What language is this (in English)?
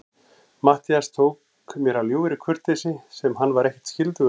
Icelandic